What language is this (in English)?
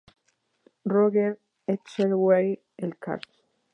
Spanish